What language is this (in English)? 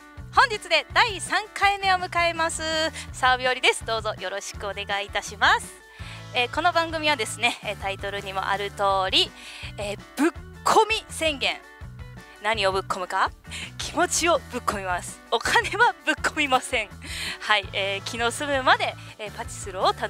Japanese